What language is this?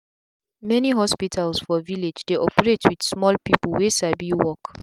Nigerian Pidgin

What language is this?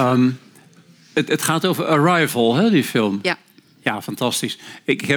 Dutch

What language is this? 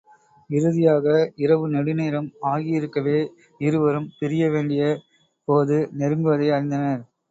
Tamil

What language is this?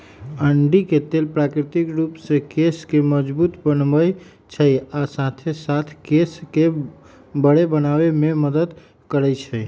Magahi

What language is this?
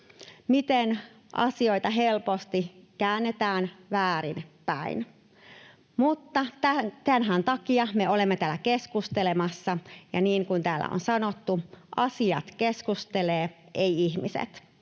Finnish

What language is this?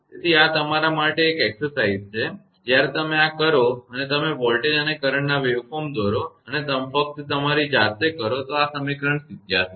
Gujarati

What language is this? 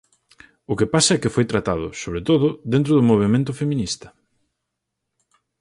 Galician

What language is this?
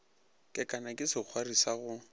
Northern Sotho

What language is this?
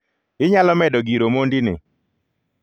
Luo (Kenya and Tanzania)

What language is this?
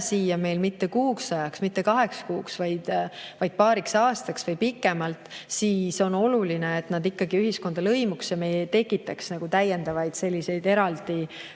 Estonian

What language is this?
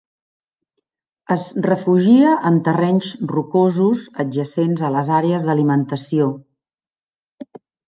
Catalan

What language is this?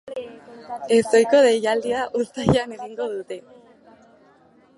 Basque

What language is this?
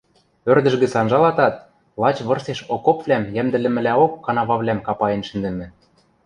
Western Mari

